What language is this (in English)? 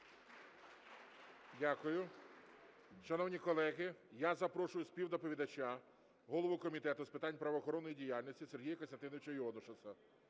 Ukrainian